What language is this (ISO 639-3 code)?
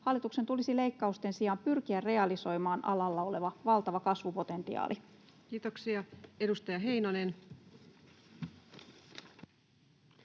fin